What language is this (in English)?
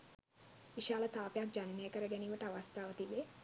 Sinhala